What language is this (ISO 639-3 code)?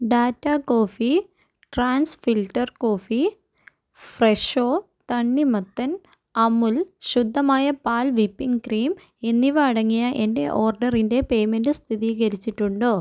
mal